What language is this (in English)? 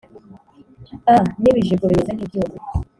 Kinyarwanda